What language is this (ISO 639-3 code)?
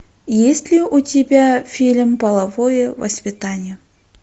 rus